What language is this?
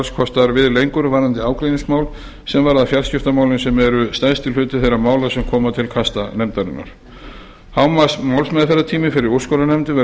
Icelandic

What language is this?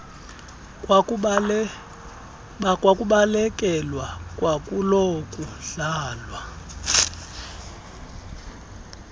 Xhosa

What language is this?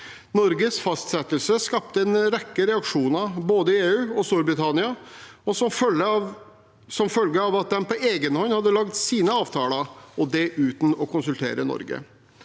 Norwegian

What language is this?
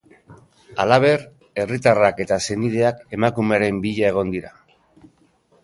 Basque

